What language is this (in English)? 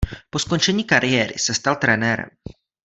Czech